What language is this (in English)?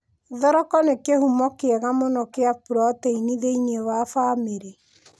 Kikuyu